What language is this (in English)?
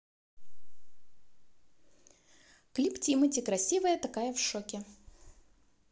Russian